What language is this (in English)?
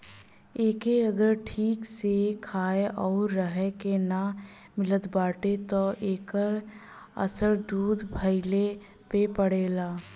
Bhojpuri